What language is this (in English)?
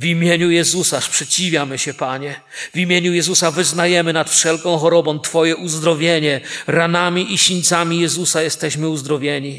Polish